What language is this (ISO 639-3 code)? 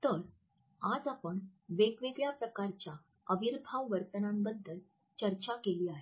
mar